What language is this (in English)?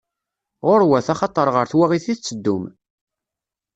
Kabyle